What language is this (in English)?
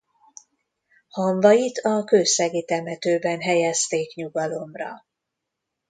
Hungarian